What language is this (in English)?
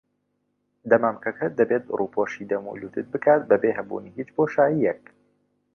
Central Kurdish